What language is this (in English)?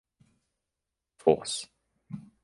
English